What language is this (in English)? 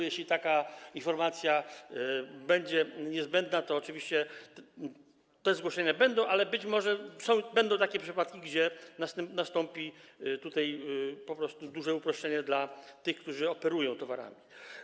Polish